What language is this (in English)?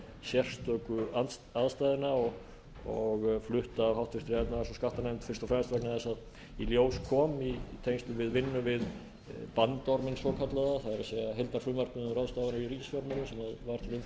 Icelandic